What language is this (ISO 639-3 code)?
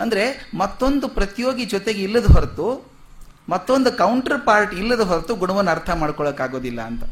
kan